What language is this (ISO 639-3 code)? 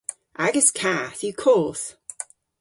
cor